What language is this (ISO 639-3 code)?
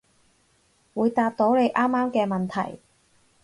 yue